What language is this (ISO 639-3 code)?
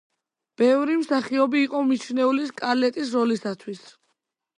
kat